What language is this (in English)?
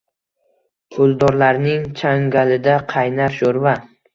Uzbek